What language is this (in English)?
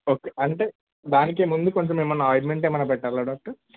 Telugu